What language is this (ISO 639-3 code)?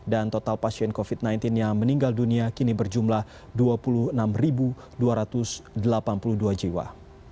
ind